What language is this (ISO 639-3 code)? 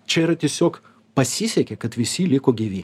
lit